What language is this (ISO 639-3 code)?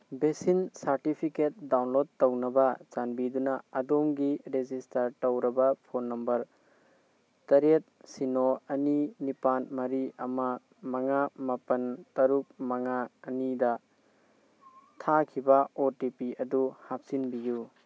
mni